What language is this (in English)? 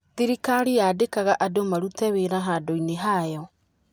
Kikuyu